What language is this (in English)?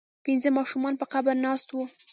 Pashto